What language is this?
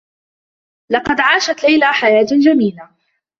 Arabic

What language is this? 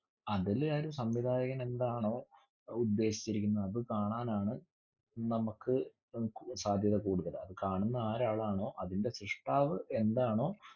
Malayalam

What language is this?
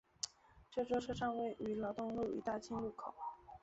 Chinese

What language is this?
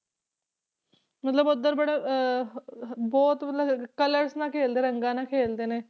Punjabi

